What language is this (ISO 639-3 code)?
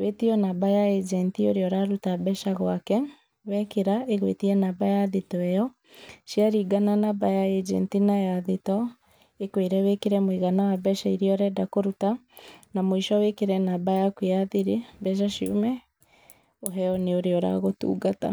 kik